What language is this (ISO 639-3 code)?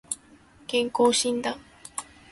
jpn